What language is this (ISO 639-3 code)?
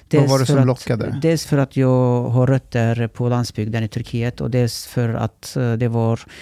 swe